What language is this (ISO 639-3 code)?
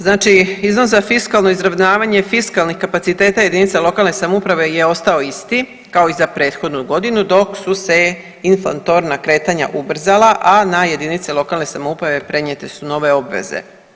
hrv